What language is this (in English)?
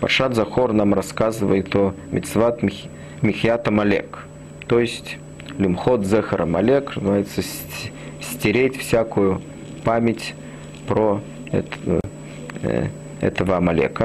Russian